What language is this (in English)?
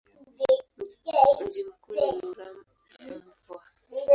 Swahili